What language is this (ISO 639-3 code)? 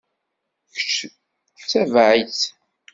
kab